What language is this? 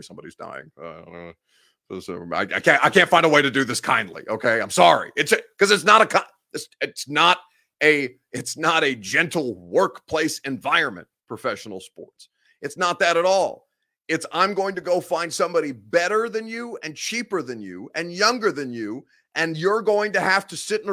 English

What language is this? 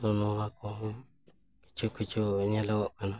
Santali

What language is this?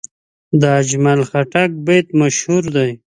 Pashto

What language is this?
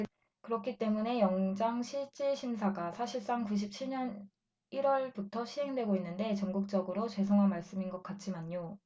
Korean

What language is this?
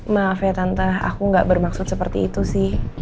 Indonesian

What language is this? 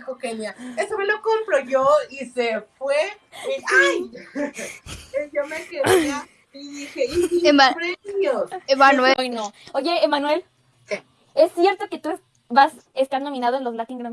Spanish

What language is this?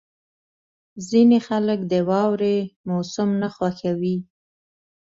Pashto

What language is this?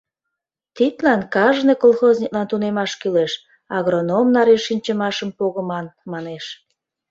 Mari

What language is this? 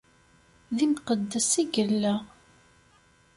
Kabyle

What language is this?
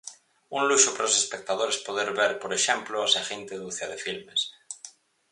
Galician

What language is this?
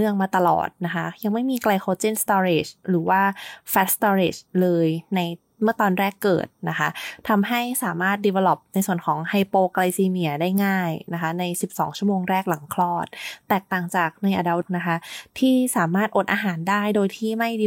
Thai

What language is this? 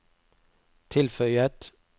Norwegian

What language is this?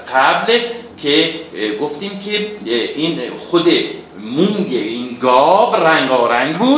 Persian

